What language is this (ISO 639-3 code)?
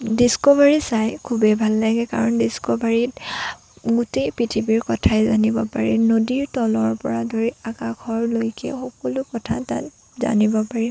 asm